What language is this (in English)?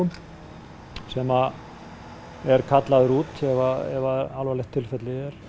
Icelandic